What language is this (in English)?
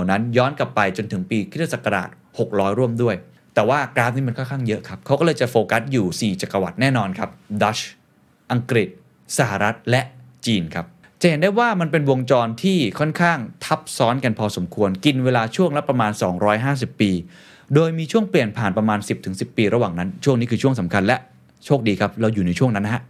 Thai